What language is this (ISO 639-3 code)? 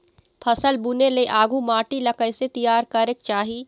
hne